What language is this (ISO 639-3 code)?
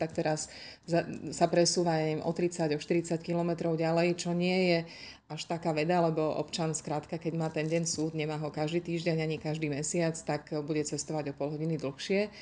slk